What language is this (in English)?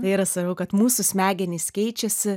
Lithuanian